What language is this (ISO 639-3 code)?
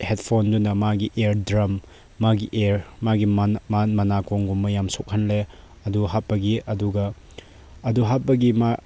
mni